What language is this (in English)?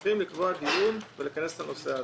Hebrew